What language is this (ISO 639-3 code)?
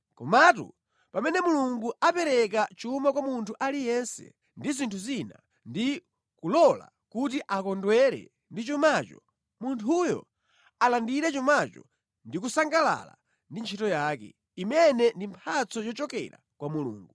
nya